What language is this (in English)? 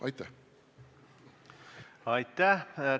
Estonian